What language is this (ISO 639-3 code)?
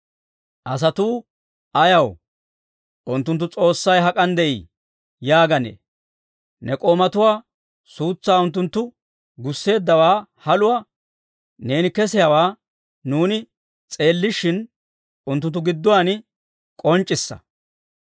dwr